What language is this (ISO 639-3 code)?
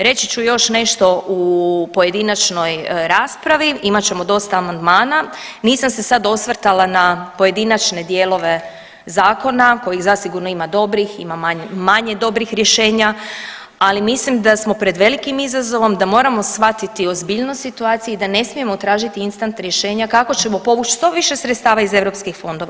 hrv